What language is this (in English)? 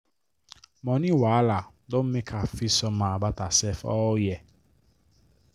Nigerian Pidgin